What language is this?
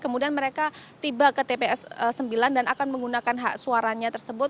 Indonesian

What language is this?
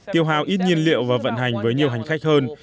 Vietnamese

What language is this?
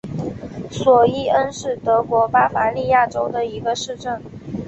Chinese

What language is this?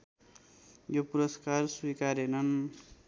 Nepali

